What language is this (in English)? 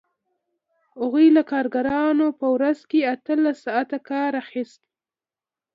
Pashto